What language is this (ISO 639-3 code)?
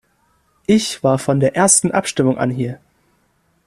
deu